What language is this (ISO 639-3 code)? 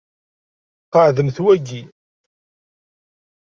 kab